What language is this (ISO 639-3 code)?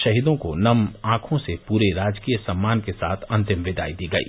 hin